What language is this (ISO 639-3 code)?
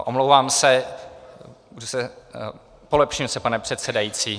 ces